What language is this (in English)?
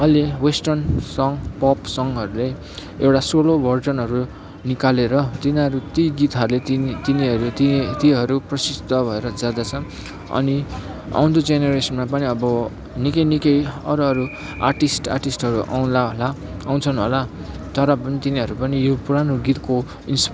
Nepali